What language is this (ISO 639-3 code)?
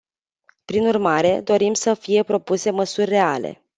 ron